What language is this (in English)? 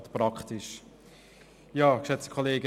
Swiss German